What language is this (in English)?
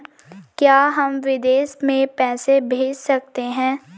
Hindi